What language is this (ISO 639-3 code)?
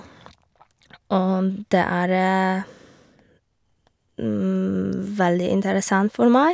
nor